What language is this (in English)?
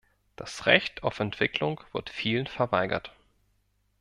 German